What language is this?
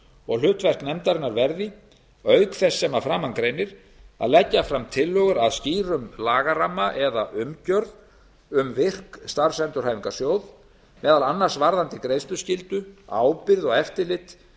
Icelandic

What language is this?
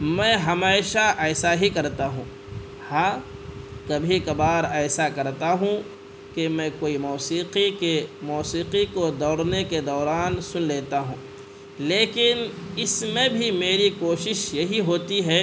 Urdu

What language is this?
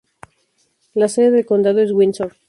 Spanish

